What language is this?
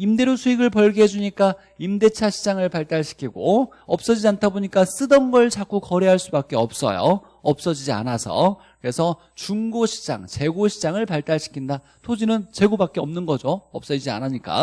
Korean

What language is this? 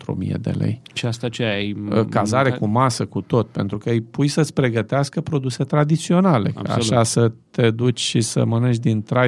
Romanian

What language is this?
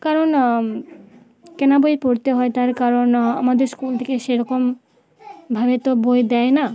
Bangla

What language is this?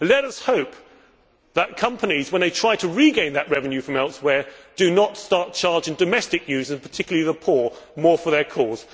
English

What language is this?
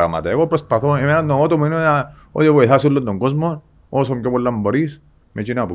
Greek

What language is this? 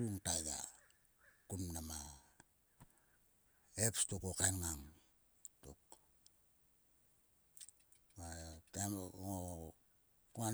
Sulka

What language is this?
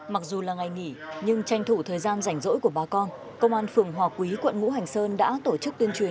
Vietnamese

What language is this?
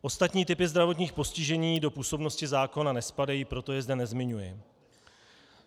Czech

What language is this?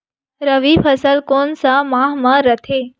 Chhattisgarhi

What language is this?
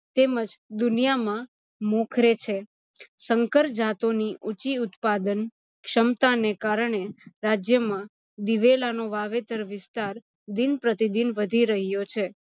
Gujarati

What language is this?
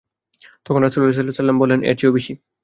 Bangla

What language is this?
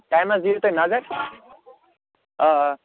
Kashmiri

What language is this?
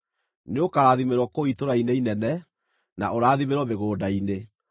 Kikuyu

